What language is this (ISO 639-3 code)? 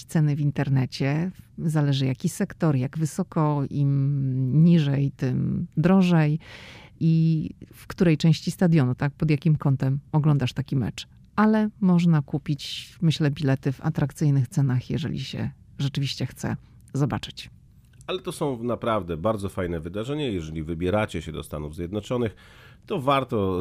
pol